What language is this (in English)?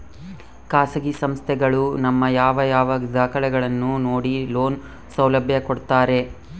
Kannada